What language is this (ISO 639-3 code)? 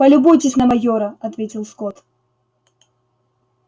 rus